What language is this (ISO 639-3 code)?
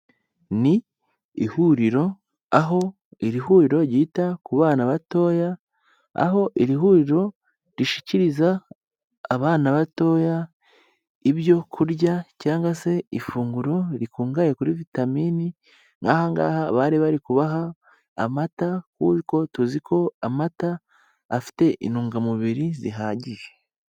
kin